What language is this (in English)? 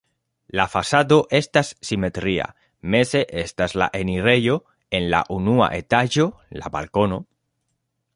Esperanto